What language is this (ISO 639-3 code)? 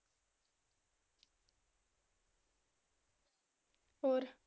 pan